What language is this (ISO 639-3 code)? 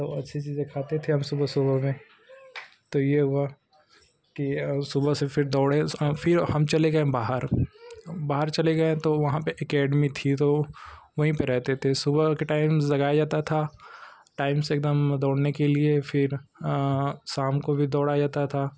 hin